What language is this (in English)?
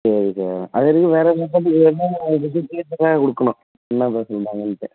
Tamil